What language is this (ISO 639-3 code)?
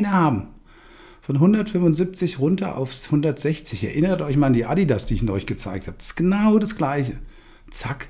deu